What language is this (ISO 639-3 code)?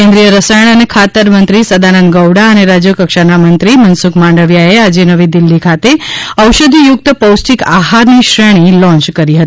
guj